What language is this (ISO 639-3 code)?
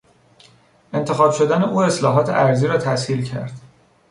fas